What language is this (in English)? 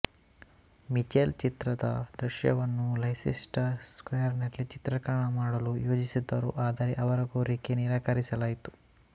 Kannada